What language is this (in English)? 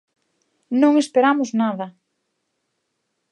Galician